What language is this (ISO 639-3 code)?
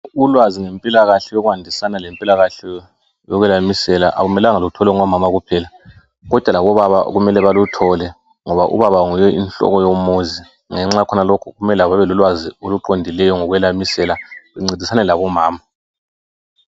nde